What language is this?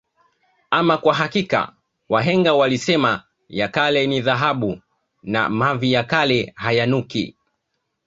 Swahili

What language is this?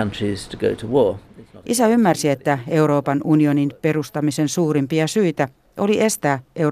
Finnish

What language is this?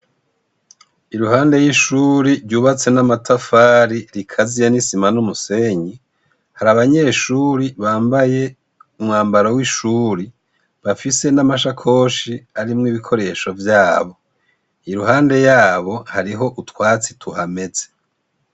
Rundi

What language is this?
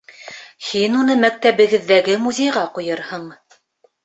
Bashkir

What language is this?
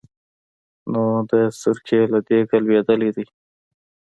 Pashto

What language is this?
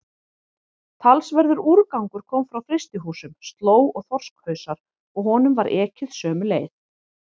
Icelandic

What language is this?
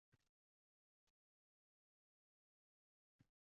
Uzbek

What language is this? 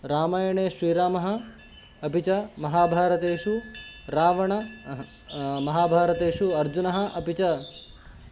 Sanskrit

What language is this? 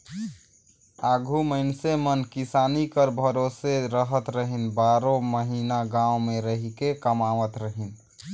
Chhattisgarhi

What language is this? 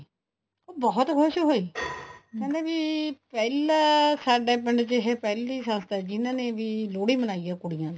Punjabi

